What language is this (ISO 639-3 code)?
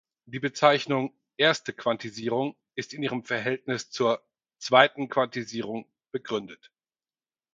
deu